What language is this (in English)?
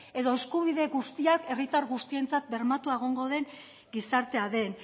Basque